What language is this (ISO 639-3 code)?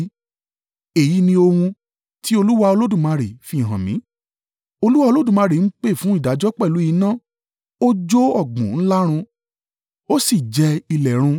yor